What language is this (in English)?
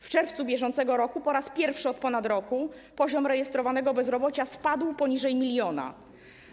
Polish